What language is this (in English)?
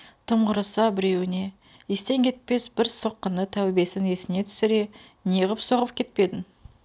Kazakh